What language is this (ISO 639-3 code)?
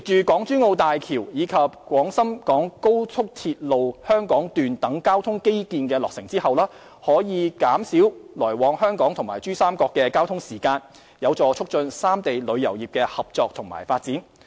yue